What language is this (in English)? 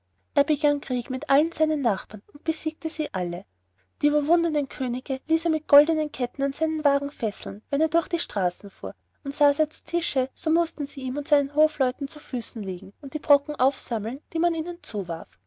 German